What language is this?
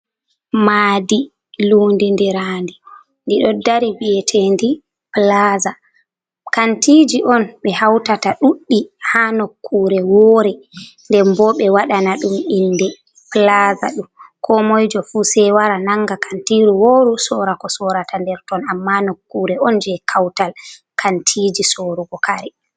Fula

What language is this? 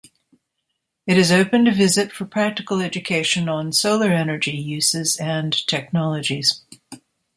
English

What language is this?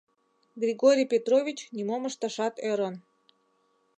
Mari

